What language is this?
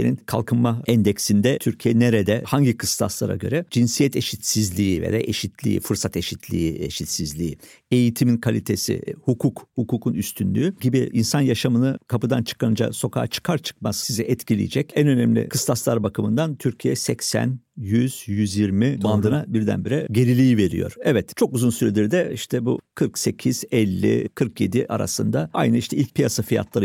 Turkish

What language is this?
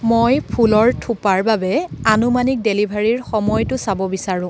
Assamese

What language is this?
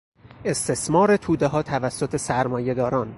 Persian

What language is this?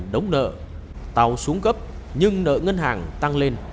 Vietnamese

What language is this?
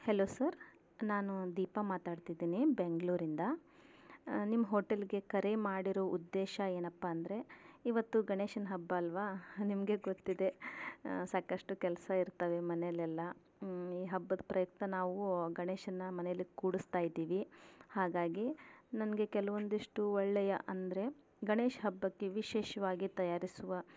Kannada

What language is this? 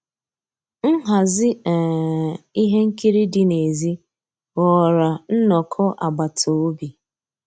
Igbo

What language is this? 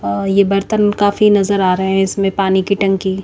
Hindi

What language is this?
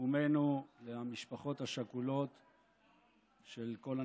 Hebrew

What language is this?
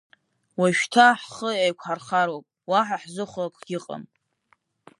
Abkhazian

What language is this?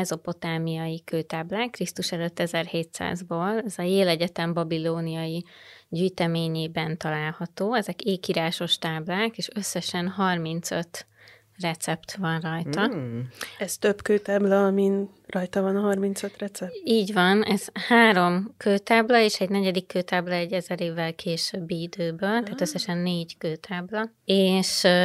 Hungarian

